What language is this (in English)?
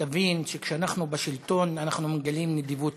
Hebrew